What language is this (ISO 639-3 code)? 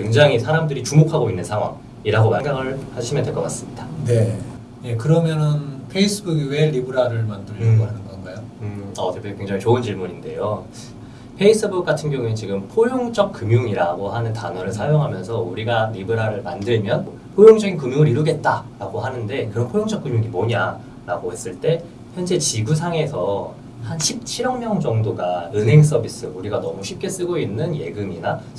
kor